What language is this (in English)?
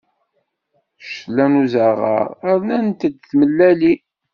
Kabyle